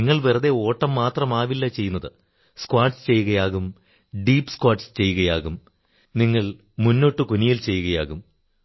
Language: Malayalam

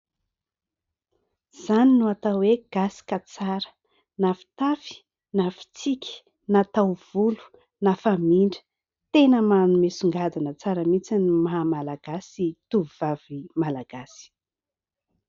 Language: Malagasy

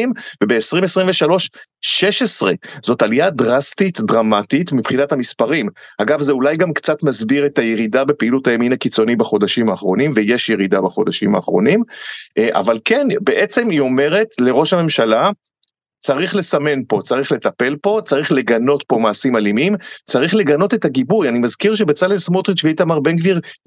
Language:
Hebrew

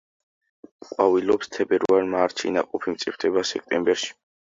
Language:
Georgian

